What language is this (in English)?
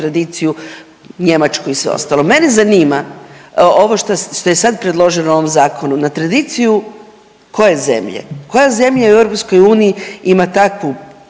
Croatian